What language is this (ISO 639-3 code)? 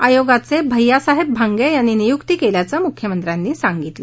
mar